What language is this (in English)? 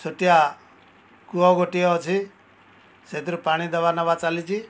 Odia